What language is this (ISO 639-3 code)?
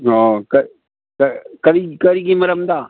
mni